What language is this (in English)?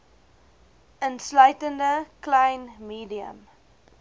Afrikaans